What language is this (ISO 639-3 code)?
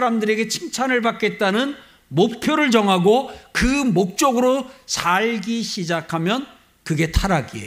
kor